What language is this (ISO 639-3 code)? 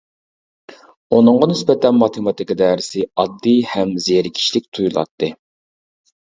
uig